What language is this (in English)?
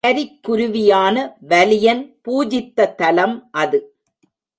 Tamil